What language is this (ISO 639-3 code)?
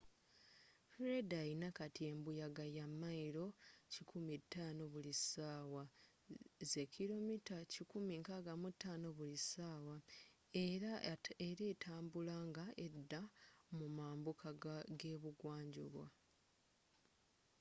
lug